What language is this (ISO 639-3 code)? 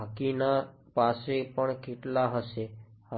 guj